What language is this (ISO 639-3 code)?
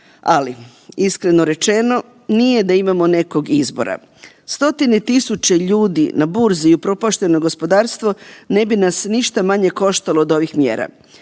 hrv